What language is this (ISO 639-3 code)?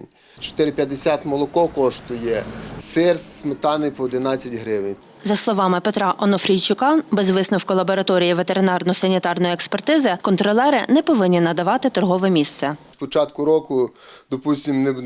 ukr